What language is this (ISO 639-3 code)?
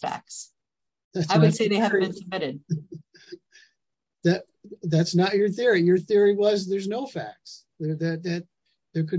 eng